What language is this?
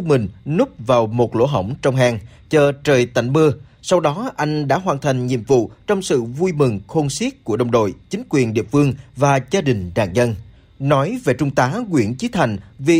Vietnamese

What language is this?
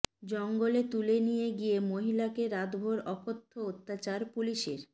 Bangla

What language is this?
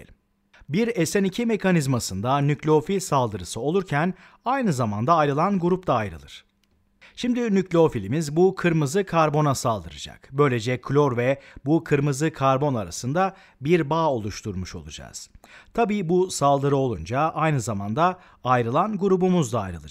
Turkish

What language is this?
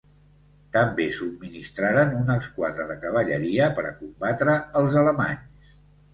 Catalan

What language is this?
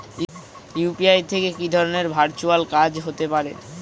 Bangla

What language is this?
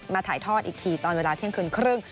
Thai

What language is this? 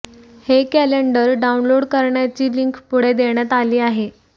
Marathi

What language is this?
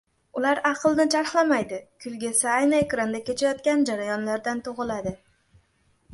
Uzbek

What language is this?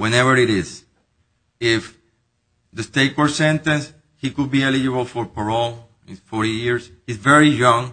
English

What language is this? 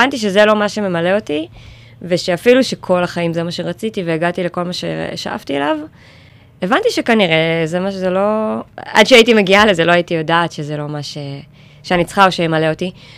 Hebrew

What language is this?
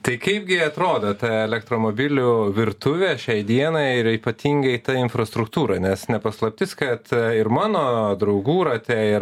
Lithuanian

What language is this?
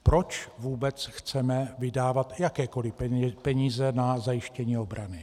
Czech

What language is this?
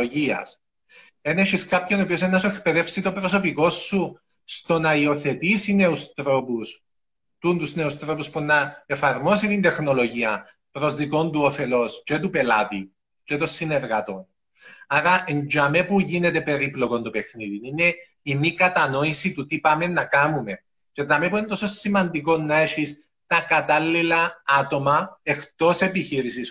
Greek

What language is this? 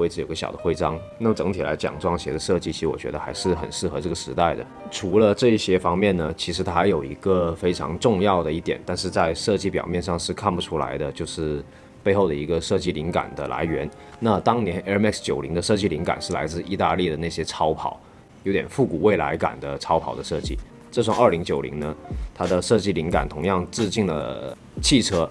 Chinese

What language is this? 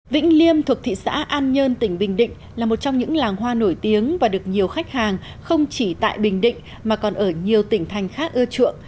Vietnamese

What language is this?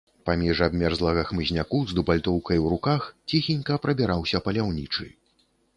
Belarusian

